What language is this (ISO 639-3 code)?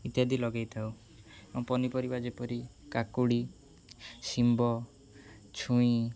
ori